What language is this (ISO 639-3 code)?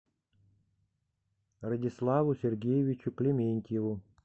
rus